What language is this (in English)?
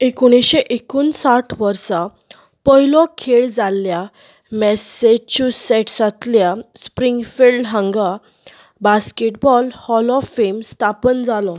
Konkani